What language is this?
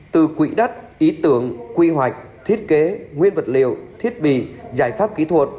Vietnamese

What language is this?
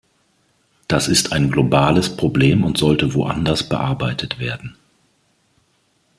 German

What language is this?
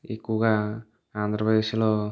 Telugu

